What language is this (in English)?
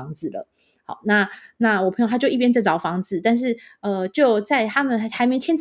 Chinese